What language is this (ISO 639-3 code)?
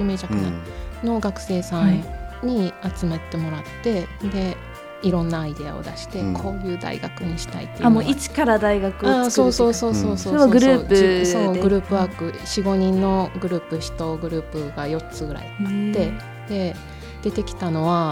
jpn